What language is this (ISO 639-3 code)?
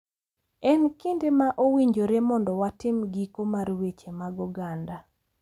luo